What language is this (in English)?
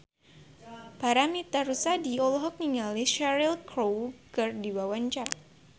Sundanese